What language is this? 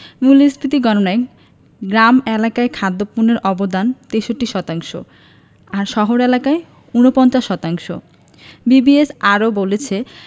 Bangla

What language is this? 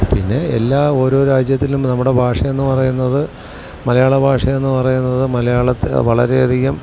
Malayalam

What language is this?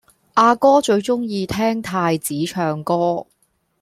Cantonese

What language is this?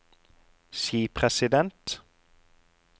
Norwegian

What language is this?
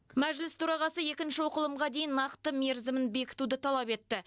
Kazakh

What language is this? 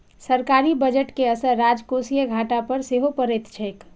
Maithili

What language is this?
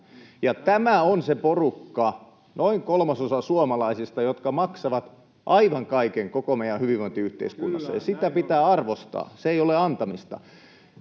Finnish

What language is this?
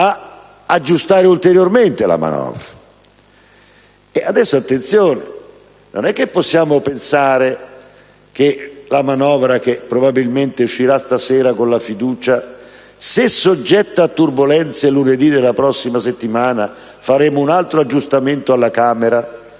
Italian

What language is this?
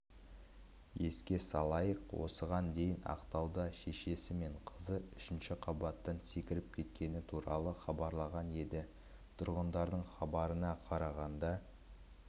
Kazakh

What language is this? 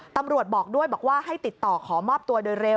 Thai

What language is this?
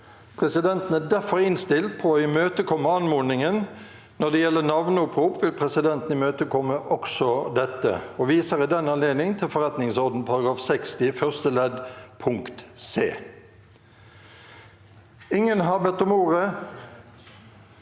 Norwegian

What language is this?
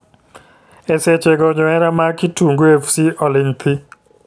Luo (Kenya and Tanzania)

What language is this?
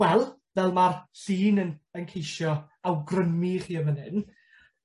Welsh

